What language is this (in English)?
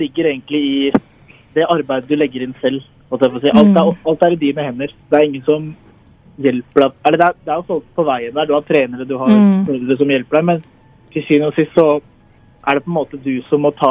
Tamil